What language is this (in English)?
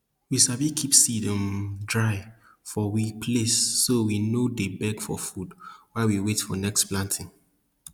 Nigerian Pidgin